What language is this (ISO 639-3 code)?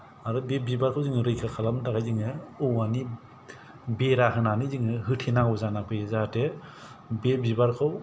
brx